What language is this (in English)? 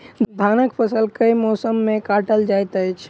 Maithili